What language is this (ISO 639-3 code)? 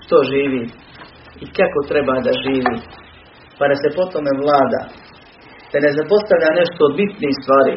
hrv